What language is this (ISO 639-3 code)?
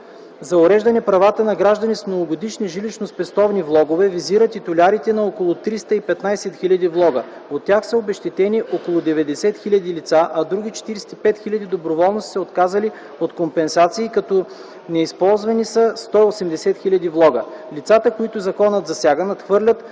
bul